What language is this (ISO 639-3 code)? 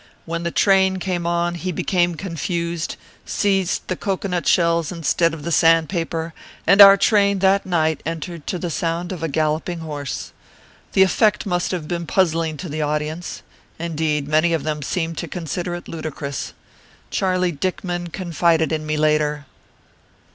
eng